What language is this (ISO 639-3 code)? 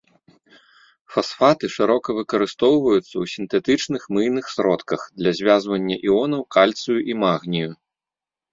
bel